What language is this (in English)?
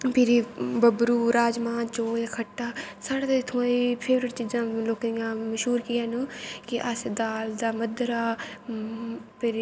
Dogri